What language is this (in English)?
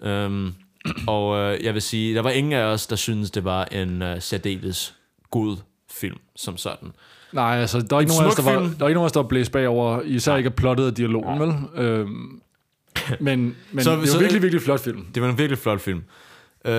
Danish